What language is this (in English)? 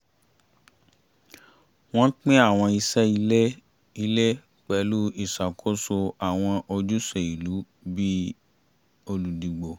Yoruba